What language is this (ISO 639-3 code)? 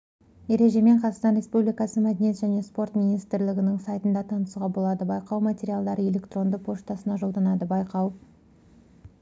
kaz